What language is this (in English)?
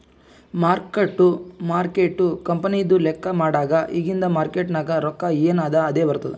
Kannada